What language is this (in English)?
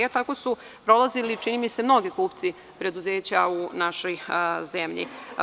Serbian